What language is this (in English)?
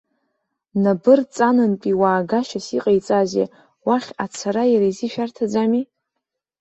Abkhazian